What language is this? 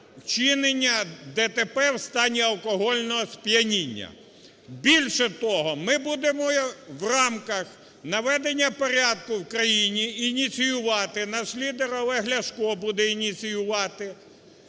Ukrainian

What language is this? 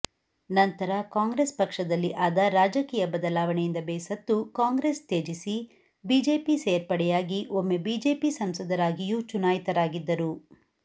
Kannada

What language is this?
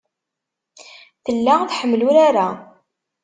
Kabyle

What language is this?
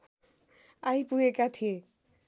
Nepali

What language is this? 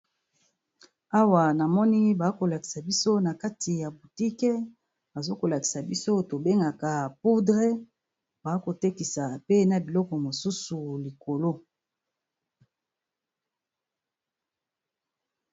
Lingala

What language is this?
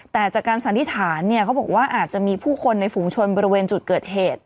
Thai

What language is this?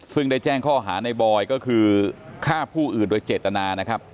Thai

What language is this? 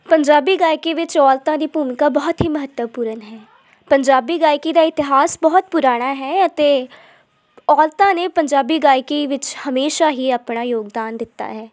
Punjabi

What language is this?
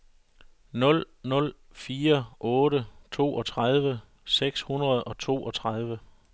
Danish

